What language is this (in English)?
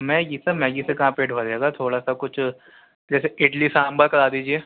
Urdu